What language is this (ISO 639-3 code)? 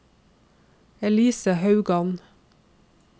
nor